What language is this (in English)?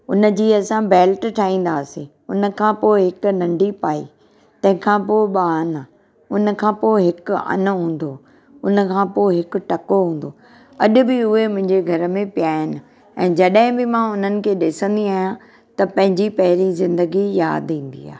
Sindhi